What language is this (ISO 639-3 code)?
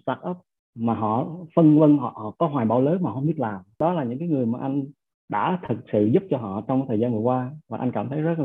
vie